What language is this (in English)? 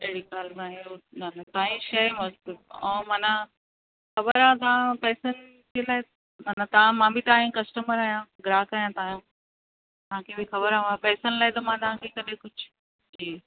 Sindhi